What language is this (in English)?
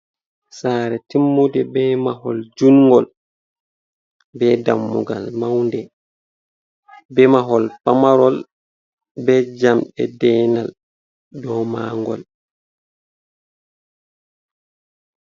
Fula